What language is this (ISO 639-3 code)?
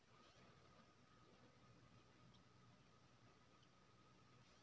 mai